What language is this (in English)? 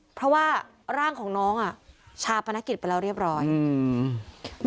Thai